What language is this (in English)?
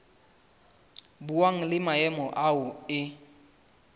Southern Sotho